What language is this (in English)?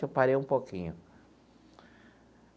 Portuguese